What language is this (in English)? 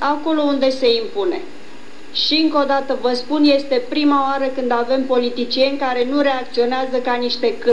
Romanian